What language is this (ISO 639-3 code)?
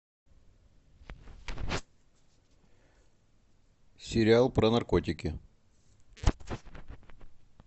rus